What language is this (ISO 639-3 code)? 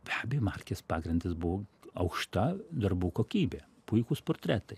lit